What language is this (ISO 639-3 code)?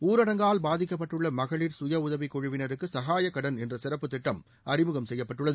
tam